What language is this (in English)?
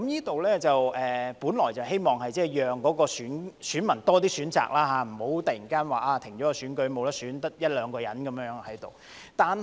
Cantonese